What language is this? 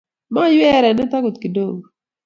Kalenjin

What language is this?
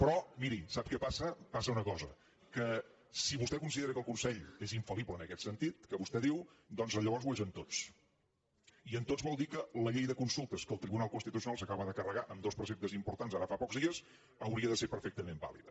Catalan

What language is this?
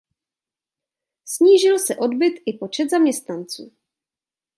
Czech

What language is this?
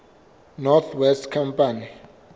Southern Sotho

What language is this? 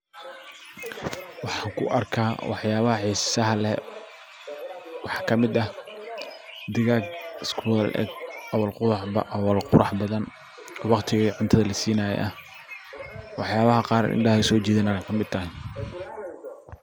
Somali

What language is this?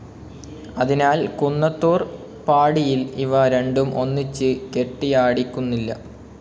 Malayalam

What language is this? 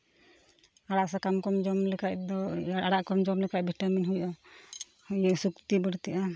Santali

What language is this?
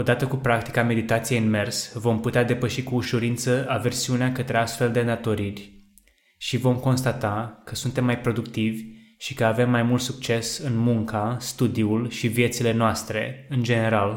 Romanian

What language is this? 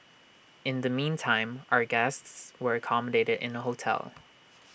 English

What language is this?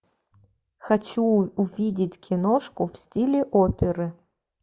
Russian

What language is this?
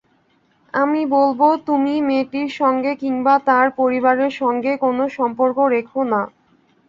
Bangla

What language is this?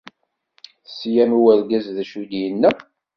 Kabyle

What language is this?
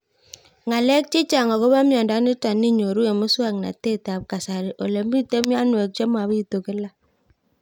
Kalenjin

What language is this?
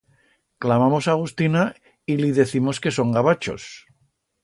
Aragonese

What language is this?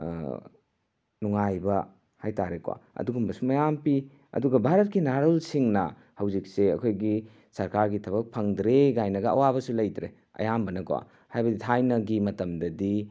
Manipuri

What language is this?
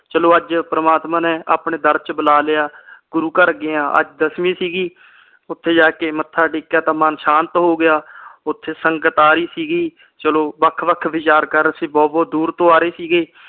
Punjabi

